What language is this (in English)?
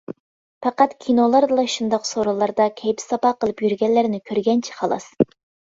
Uyghur